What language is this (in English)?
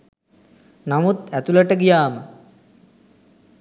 Sinhala